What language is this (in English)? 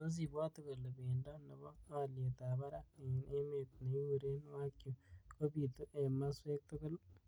Kalenjin